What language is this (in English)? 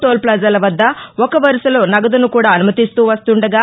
Telugu